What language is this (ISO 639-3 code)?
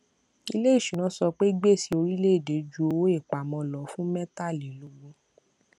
yor